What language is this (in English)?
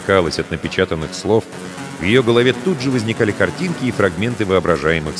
Russian